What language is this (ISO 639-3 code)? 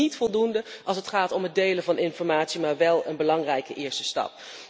nld